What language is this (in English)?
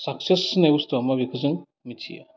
Bodo